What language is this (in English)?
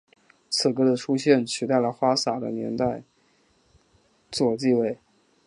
Chinese